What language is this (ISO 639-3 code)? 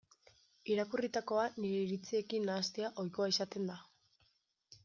eus